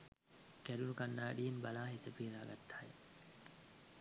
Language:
Sinhala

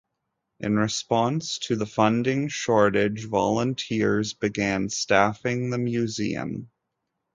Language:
English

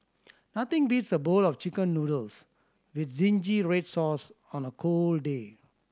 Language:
English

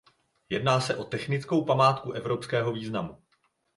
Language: Czech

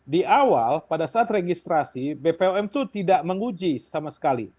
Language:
Indonesian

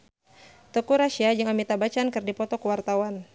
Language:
Sundanese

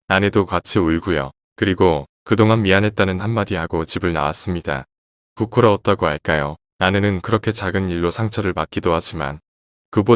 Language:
Korean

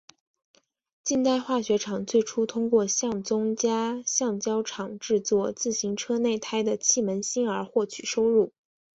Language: Chinese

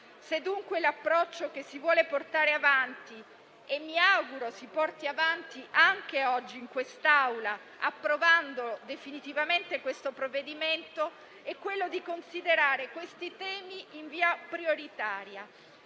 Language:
Italian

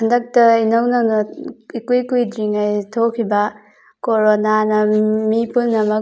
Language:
Manipuri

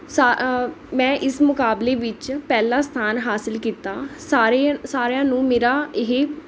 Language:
Punjabi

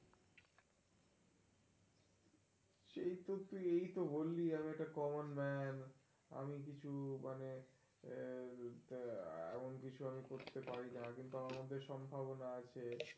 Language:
Bangla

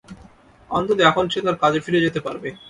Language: Bangla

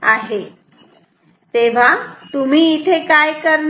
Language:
Marathi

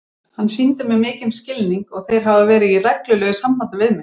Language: Icelandic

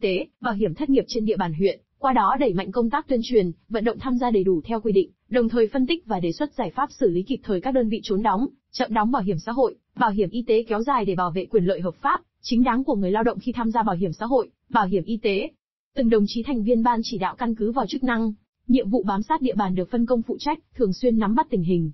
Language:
Vietnamese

